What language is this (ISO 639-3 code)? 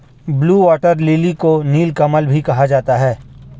hin